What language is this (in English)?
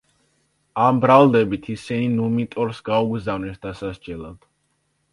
Georgian